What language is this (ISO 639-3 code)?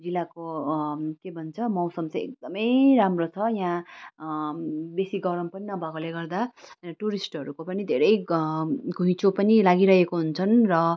nep